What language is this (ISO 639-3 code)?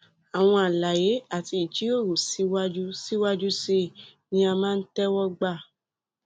yor